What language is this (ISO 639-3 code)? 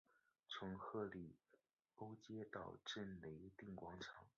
zho